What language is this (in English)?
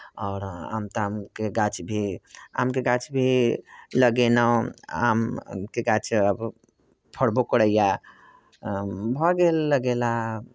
Maithili